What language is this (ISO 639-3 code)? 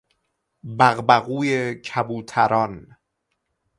fas